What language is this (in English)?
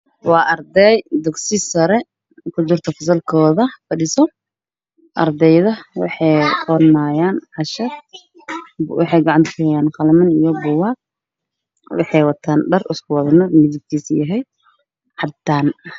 Somali